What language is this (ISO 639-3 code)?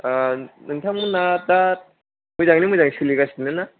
brx